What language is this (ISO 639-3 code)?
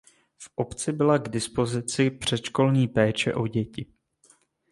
ces